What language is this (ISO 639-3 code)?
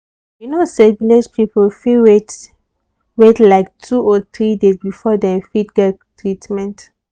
pcm